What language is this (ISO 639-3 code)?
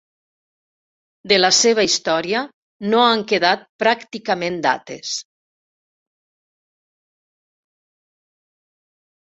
cat